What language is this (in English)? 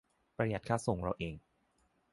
Thai